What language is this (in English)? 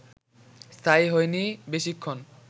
Bangla